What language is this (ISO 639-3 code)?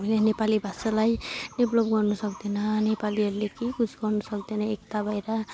nep